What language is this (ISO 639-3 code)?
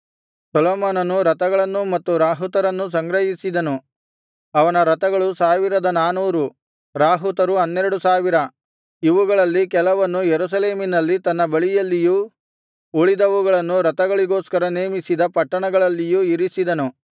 kan